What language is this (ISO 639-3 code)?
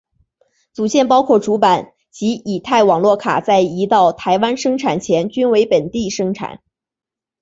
zho